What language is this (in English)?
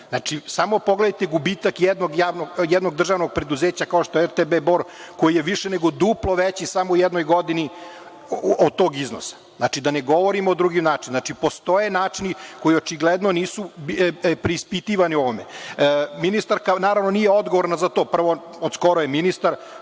Serbian